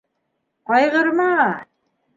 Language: Bashkir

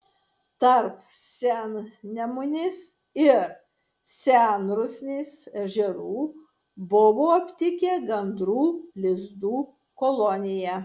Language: Lithuanian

